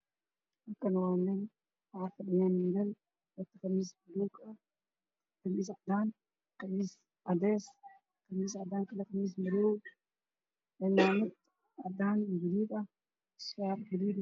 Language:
Somali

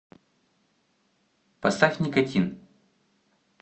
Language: Russian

